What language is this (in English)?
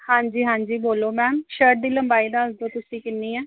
Punjabi